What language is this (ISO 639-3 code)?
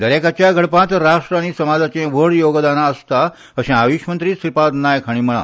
kok